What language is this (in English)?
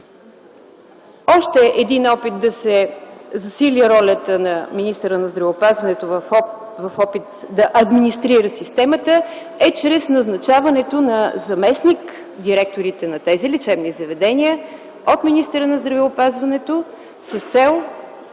Bulgarian